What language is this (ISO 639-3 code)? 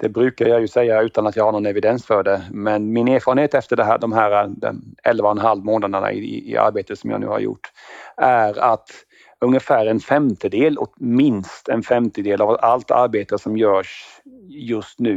swe